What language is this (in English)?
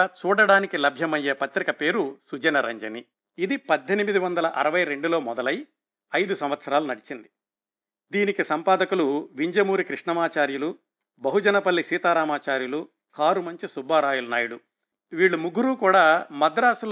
Telugu